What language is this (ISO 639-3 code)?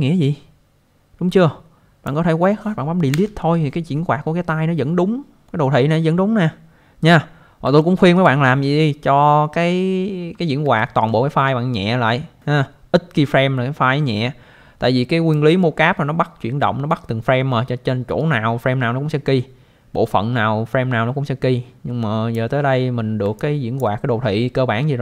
vie